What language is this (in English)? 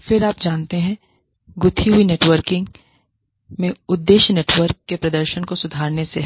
Hindi